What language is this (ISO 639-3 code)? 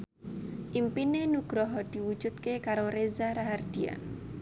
jav